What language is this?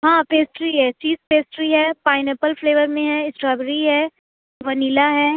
Urdu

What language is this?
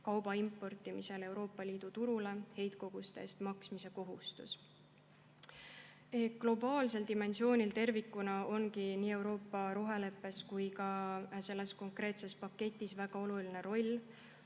Estonian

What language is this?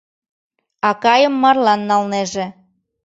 Mari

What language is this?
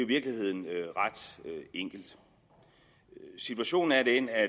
Danish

